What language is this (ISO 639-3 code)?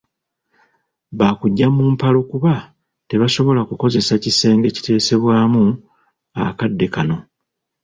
lug